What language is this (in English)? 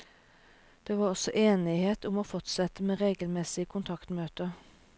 Norwegian